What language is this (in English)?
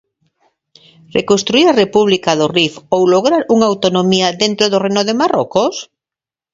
Galician